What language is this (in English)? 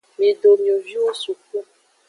Aja (Benin)